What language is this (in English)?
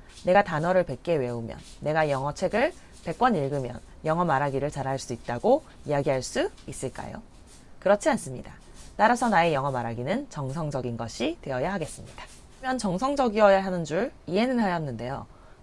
Korean